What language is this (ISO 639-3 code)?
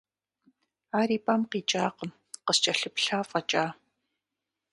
kbd